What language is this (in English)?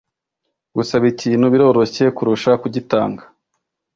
Kinyarwanda